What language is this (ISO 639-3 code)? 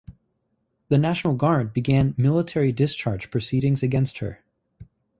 eng